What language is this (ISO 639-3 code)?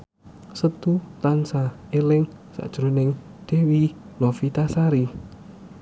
jav